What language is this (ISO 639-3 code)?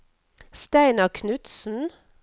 nor